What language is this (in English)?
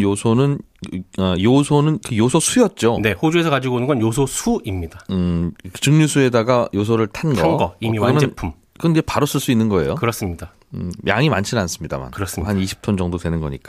Korean